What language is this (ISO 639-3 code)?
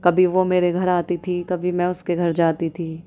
urd